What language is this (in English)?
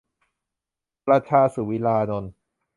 Thai